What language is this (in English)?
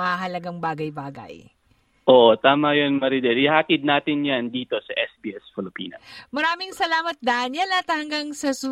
Filipino